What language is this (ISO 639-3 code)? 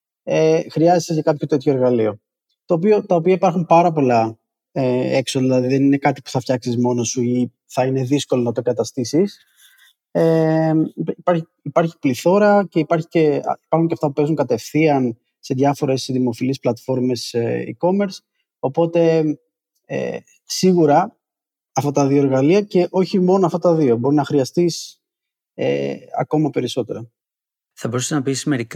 ell